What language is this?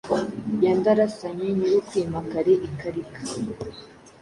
Kinyarwanda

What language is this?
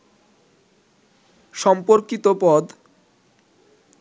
Bangla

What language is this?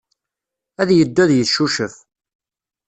Kabyle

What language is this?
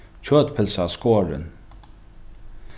Faroese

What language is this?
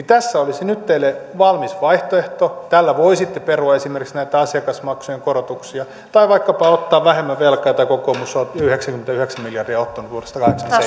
Finnish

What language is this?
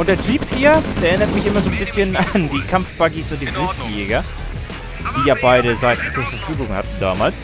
German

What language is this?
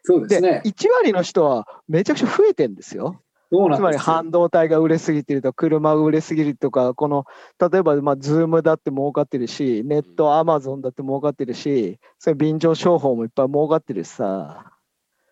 Japanese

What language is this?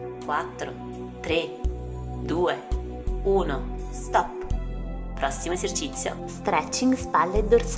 Italian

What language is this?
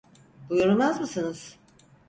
Turkish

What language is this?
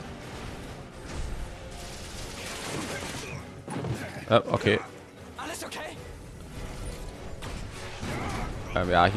German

